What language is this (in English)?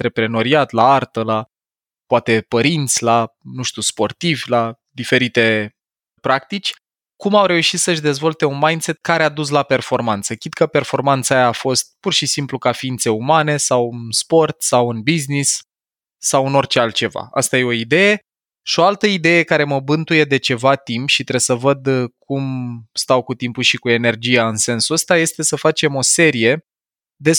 Romanian